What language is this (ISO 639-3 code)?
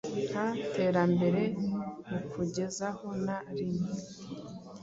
kin